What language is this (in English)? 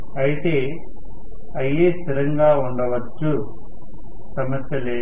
Telugu